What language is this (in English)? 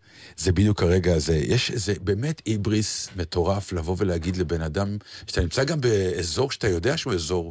Hebrew